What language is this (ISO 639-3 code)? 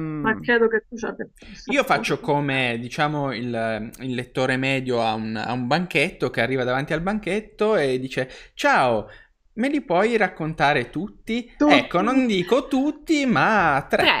ita